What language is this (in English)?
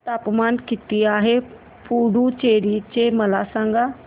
Marathi